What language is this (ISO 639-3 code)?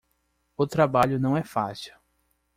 por